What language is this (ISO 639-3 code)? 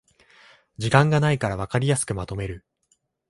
jpn